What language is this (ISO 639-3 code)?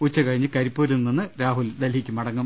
mal